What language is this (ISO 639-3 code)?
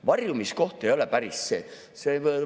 est